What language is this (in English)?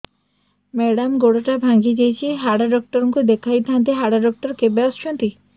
Odia